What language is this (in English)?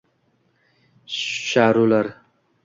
Uzbek